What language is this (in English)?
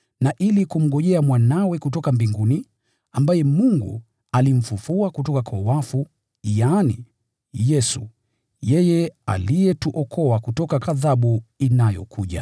Swahili